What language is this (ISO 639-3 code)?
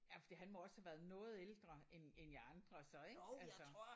dan